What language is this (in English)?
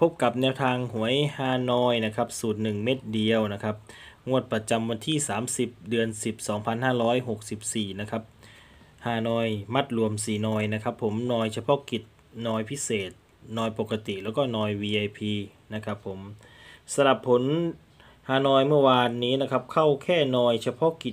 Thai